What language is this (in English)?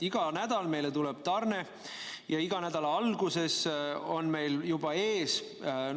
Estonian